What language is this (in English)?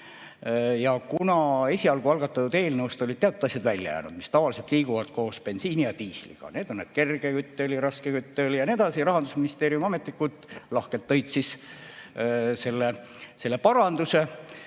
Estonian